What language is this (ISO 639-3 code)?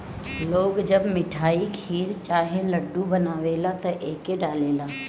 bho